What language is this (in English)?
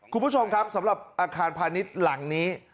Thai